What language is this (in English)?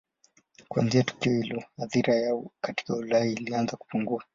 Swahili